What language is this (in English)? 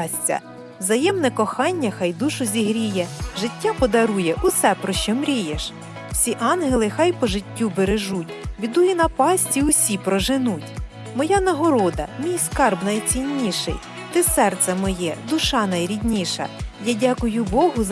Ukrainian